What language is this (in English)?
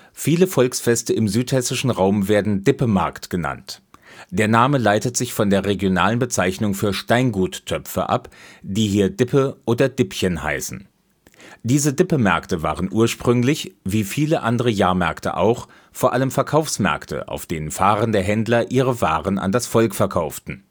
German